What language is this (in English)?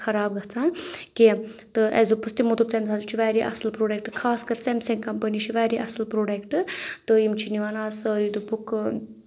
Kashmiri